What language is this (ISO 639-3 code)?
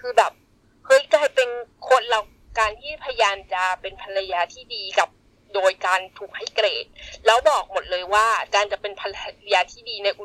tha